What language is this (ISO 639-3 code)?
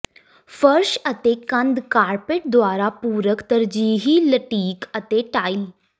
pan